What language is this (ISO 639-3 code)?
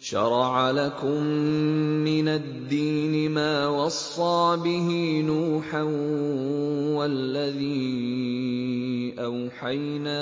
ara